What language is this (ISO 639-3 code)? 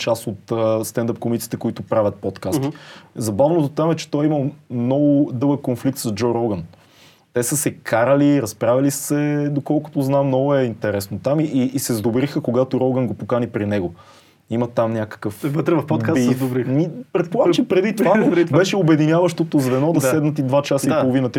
bul